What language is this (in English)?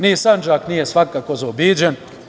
Serbian